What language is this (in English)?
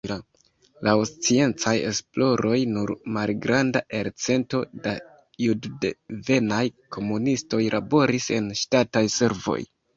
Esperanto